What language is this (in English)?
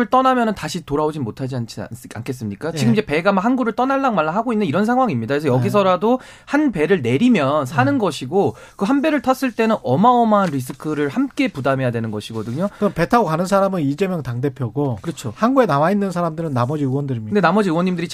Korean